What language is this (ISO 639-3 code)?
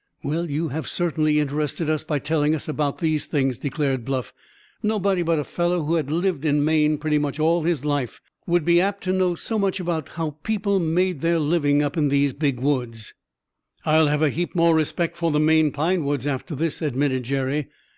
eng